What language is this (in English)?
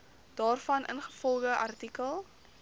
Afrikaans